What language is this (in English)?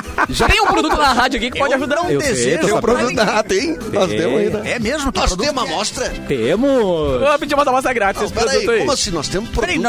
Portuguese